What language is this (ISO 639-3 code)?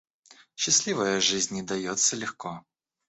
rus